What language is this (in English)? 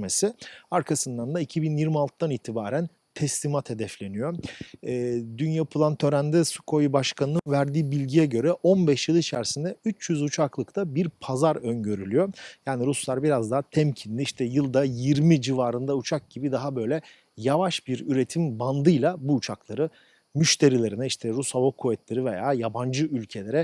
Turkish